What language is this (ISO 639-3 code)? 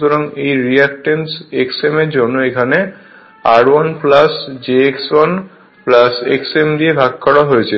ben